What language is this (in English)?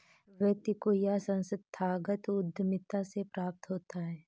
Hindi